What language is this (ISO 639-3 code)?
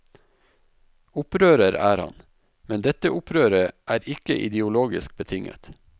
nor